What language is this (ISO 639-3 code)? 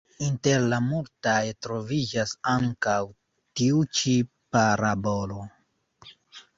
epo